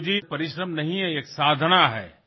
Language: Assamese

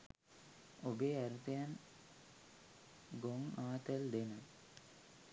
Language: Sinhala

